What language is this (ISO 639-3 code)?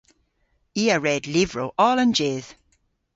cor